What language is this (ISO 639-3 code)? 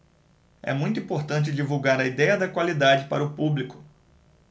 por